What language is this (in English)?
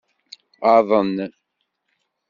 Kabyle